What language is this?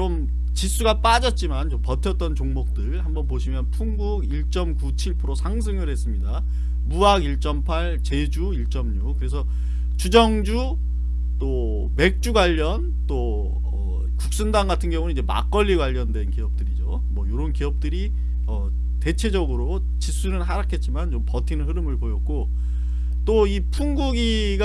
Korean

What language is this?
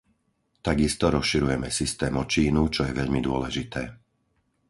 Slovak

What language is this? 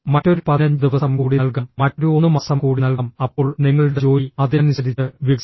Malayalam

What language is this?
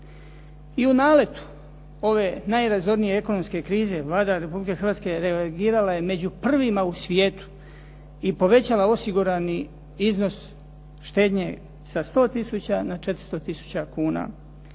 Croatian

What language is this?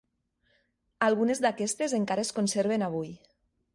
Catalan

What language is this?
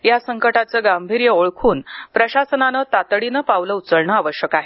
Marathi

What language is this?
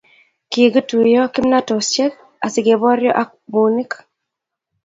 Kalenjin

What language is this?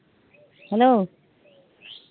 Santali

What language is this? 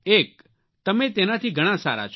Gujarati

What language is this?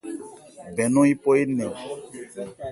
Ebrié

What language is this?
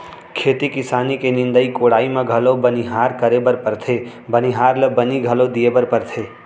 Chhattisgarhi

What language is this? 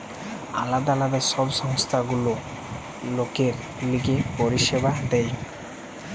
Bangla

